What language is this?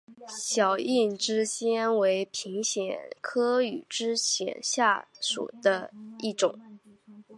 Chinese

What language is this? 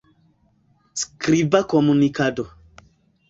Esperanto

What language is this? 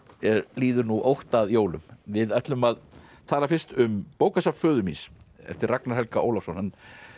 Icelandic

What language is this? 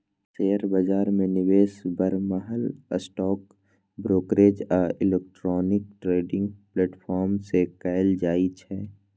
Maithili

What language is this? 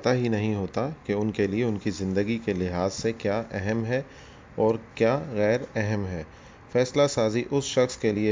Urdu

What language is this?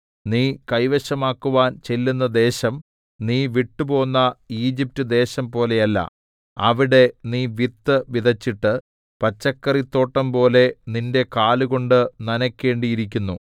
Malayalam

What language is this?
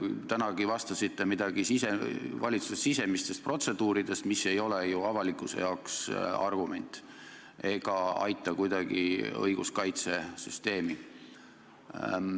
Estonian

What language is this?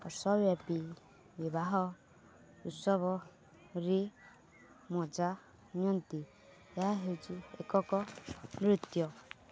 Odia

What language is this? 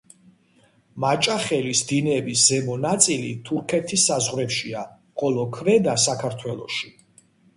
Georgian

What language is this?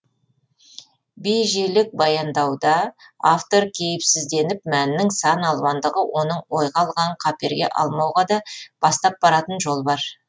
Kazakh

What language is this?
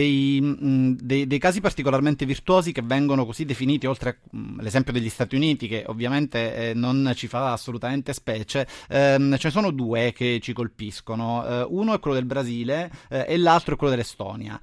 Italian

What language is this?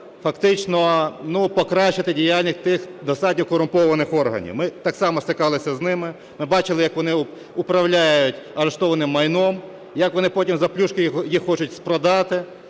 Ukrainian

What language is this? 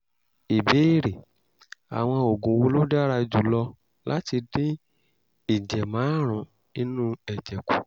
Yoruba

